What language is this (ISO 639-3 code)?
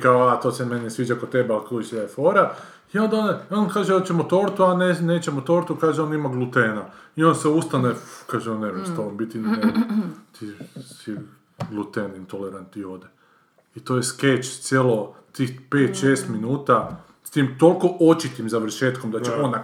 hrv